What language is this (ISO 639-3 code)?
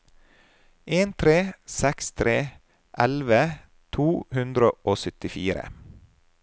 nor